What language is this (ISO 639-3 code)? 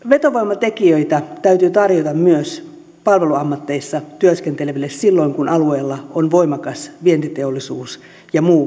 fin